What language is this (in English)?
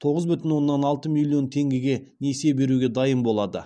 Kazakh